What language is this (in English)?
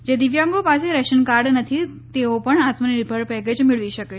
Gujarati